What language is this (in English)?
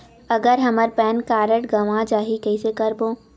Chhattisgarhi